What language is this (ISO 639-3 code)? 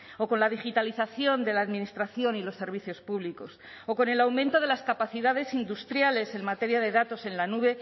spa